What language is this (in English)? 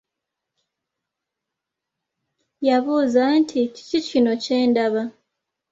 Ganda